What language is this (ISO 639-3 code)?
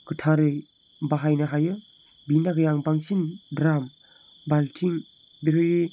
brx